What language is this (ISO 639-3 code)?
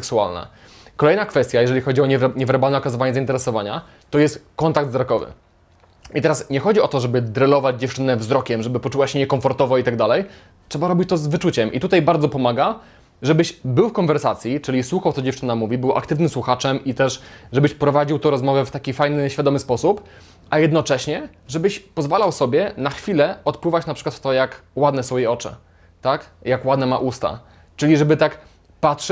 pol